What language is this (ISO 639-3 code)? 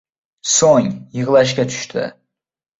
uzb